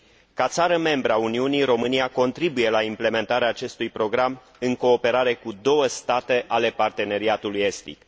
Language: Romanian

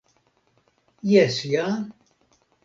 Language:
Esperanto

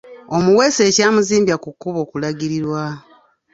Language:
Ganda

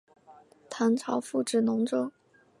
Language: Chinese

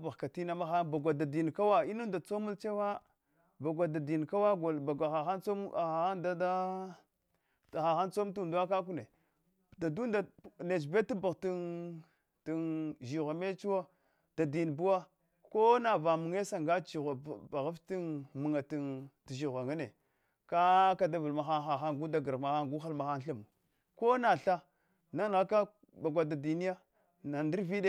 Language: Hwana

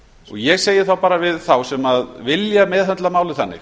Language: Icelandic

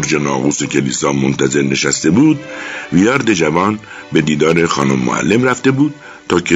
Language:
Persian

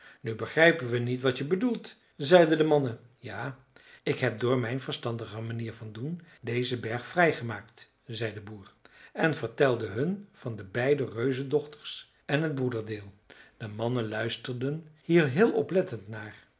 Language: Dutch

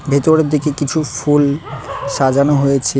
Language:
Bangla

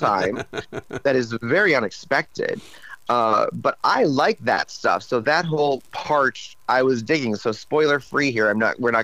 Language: English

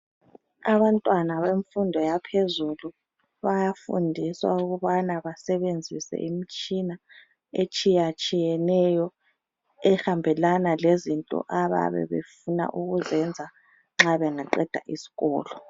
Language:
North Ndebele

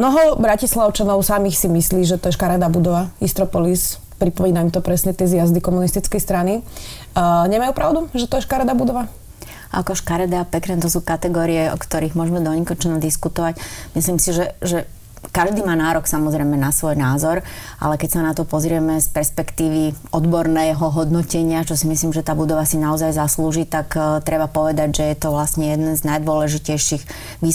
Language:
Slovak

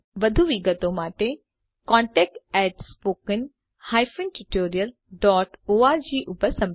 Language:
Gujarati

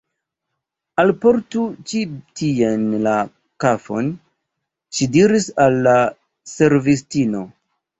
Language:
Esperanto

